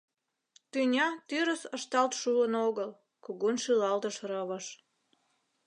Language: Mari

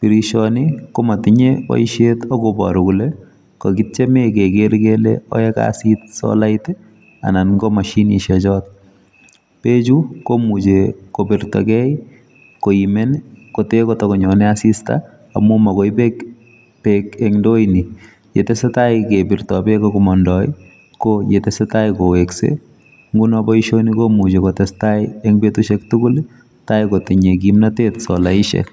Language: Kalenjin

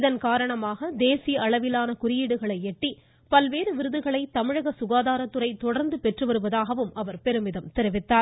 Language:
Tamil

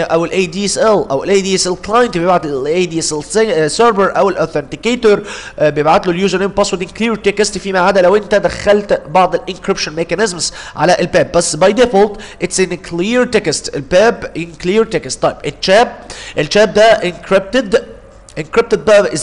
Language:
Arabic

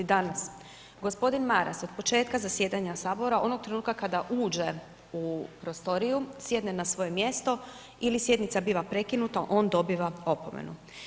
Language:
Croatian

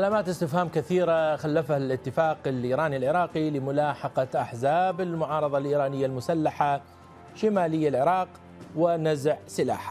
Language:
Arabic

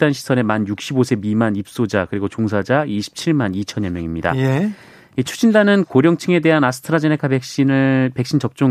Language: Korean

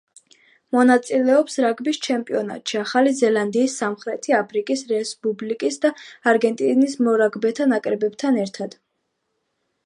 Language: Georgian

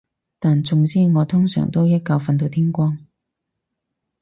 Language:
Cantonese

